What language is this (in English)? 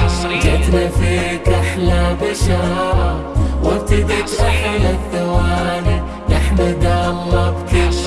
Arabic